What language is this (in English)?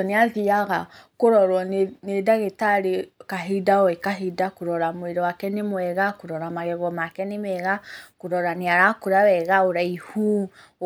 Kikuyu